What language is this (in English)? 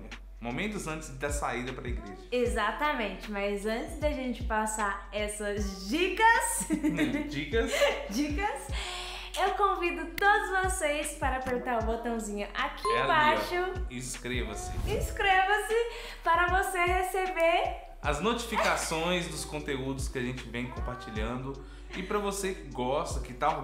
Portuguese